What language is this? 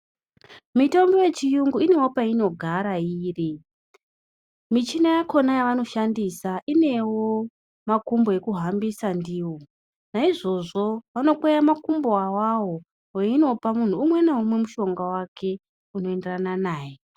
Ndau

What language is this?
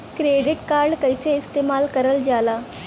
Bhojpuri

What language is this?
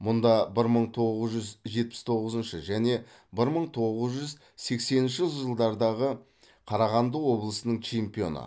Kazakh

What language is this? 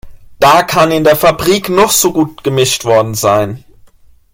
German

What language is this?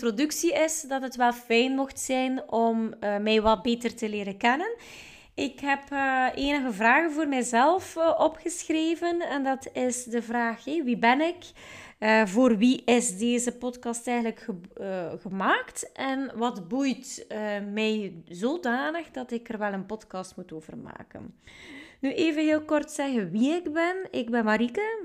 Dutch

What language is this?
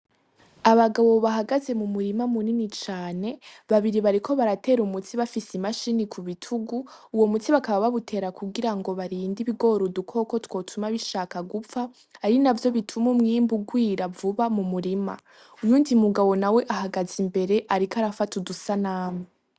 Rundi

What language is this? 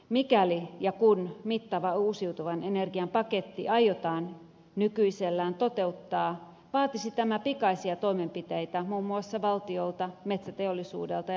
Finnish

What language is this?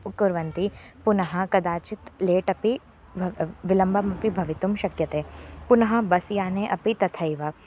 Sanskrit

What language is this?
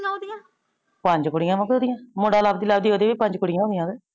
Punjabi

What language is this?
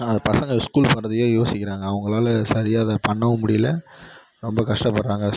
Tamil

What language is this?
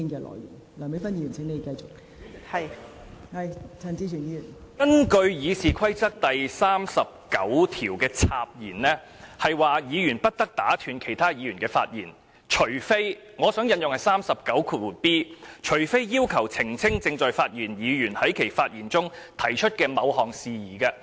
Cantonese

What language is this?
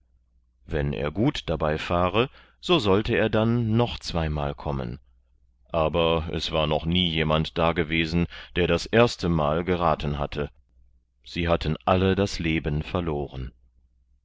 German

